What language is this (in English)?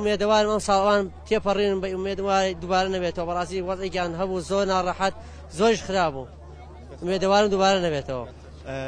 Arabic